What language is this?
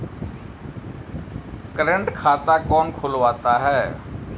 Hindi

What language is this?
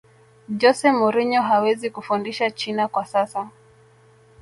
Swahili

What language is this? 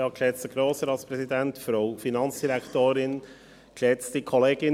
Swiss German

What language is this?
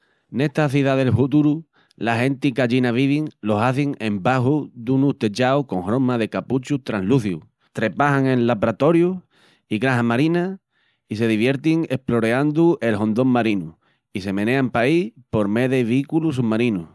Extremaduran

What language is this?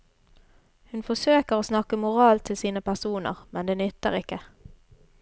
Norwegian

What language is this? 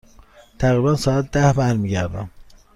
Persian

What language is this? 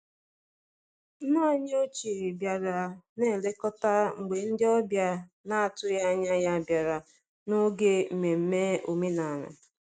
Igbo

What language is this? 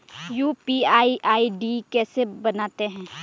Hindi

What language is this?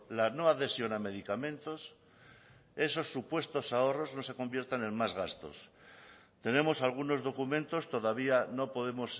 Spanish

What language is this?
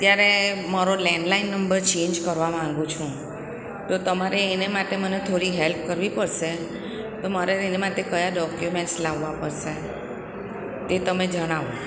Gujarati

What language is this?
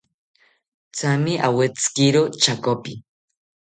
South Ucayali Ashéninka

